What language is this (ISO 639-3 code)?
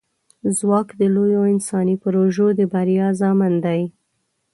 pus